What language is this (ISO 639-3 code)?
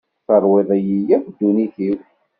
kab